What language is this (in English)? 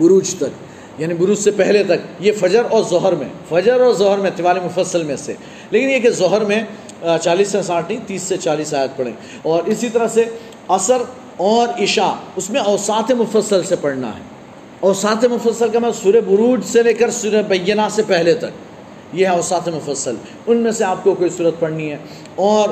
Urdu